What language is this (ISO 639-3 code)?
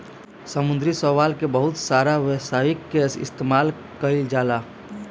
bho